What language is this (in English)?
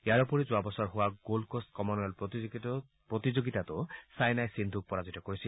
Assamese